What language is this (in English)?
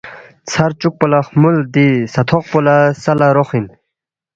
Balti